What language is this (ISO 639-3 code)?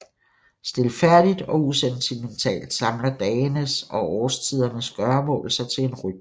dan